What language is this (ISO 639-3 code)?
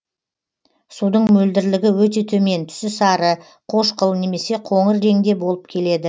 kaz